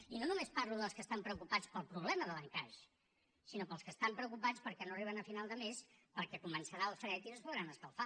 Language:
Catalan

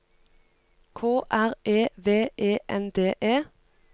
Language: Norwegian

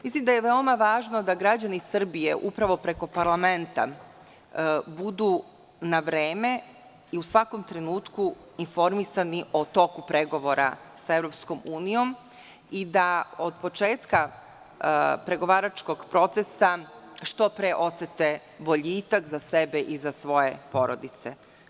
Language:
Serbian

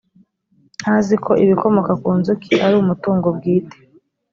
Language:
Kinyarwanda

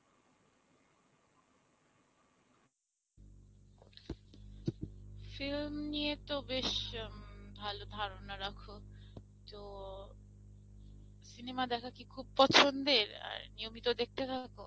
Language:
Bangla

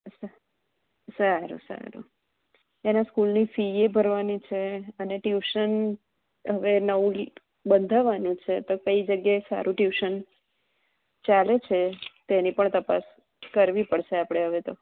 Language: Gujarati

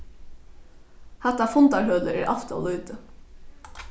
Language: Faroese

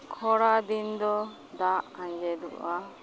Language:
Santali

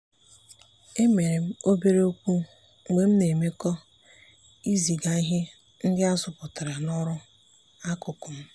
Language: Igbo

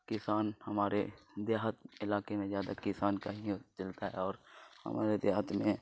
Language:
Urdu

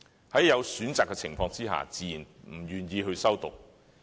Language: Cantonese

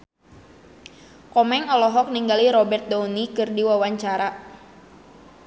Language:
Sundanese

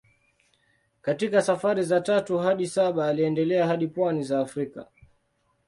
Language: Swahili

